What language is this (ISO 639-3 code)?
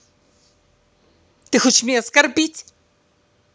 rus